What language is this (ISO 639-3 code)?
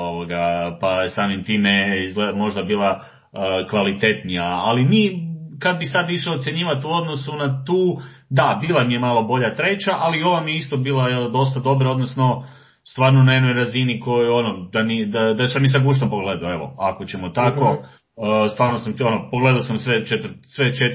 hrv